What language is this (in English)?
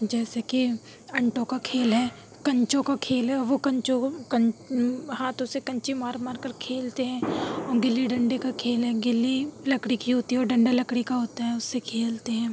Urdu